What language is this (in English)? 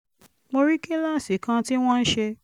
Yoruba